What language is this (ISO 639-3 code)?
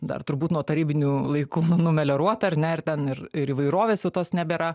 lit